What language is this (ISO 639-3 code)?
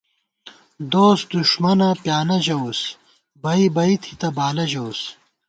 gwt